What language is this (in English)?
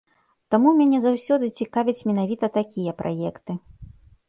Belarusian